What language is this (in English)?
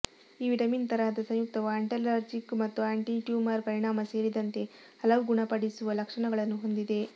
Kannada